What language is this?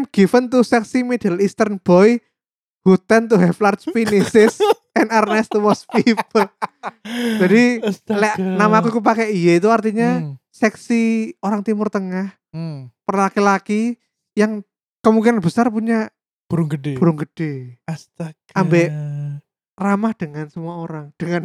Indonesian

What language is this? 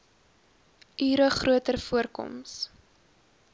Afrikaans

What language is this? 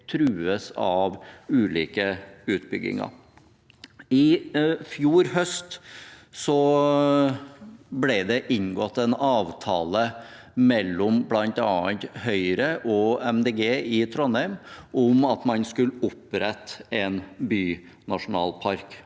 Norwegian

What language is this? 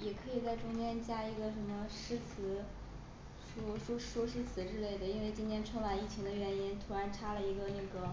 Chinese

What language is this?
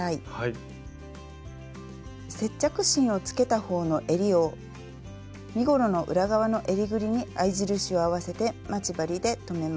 Japanese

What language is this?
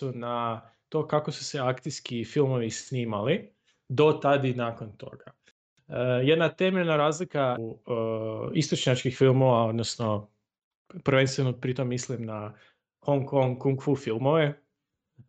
Croatian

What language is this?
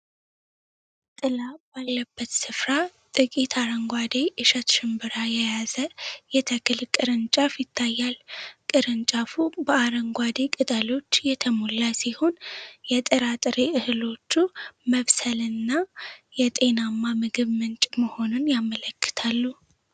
Amharic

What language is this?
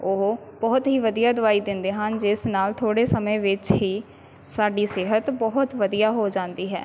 Punjabi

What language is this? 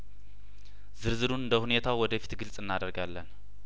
Amharic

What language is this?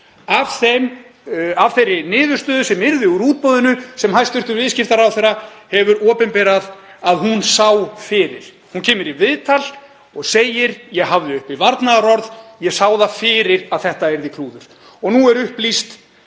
Icelandic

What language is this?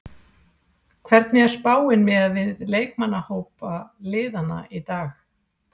Icelandic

